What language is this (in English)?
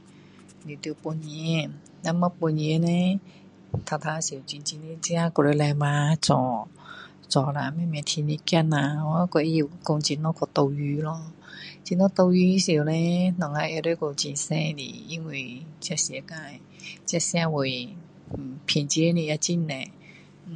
Min Dong Chinese